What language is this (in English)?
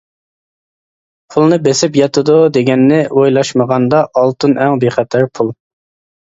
Uyghur